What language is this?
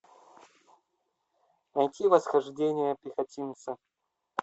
Russian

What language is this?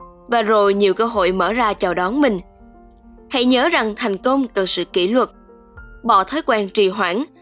Vietnamese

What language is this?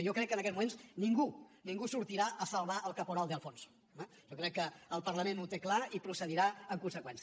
Catalan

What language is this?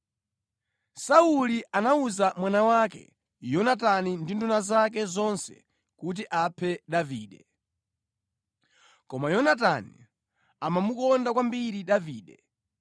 Nyanja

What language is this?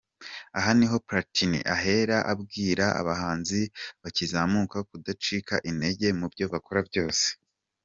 Kinyarwanda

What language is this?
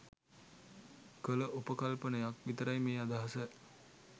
Sinhala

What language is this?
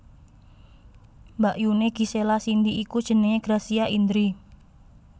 Javanese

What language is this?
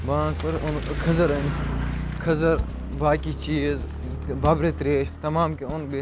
Kashmiri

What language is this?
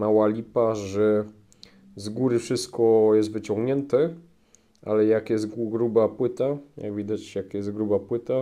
Polish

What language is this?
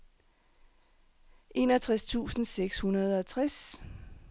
Danish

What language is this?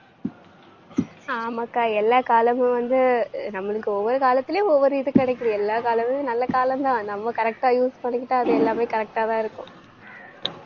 Tamil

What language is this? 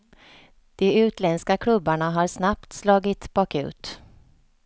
Swedish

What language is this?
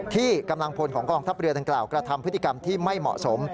Thai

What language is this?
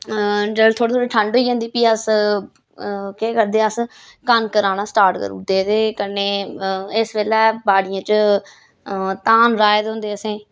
Dogri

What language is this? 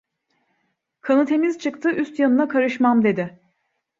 Turkish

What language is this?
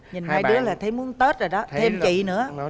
Vietnamese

